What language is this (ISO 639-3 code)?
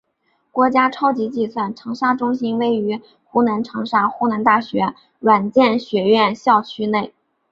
zho